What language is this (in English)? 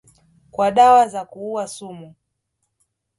Swahili